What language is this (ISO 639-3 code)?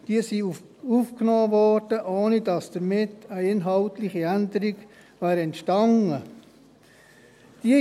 gsw